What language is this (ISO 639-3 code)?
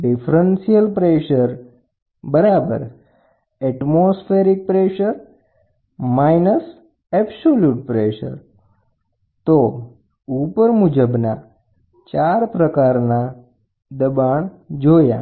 guj